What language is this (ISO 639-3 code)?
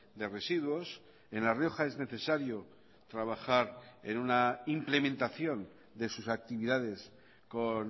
spa